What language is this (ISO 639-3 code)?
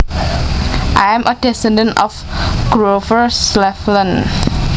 jav